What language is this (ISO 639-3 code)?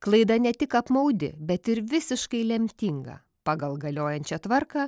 lit